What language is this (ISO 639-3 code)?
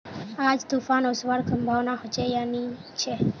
mag